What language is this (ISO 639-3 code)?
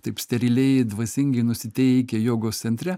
lit